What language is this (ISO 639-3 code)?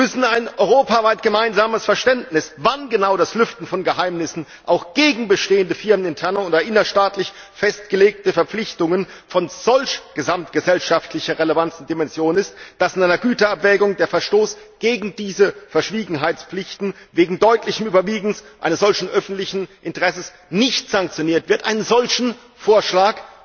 deu